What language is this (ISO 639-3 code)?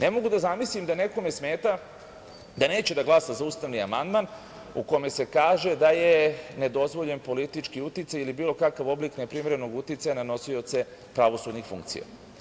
srp